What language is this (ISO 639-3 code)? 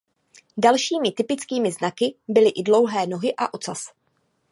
ces